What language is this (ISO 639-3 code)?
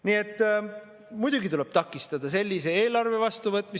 est